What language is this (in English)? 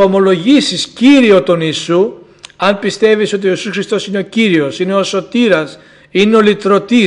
Greek